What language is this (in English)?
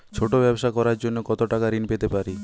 Bangla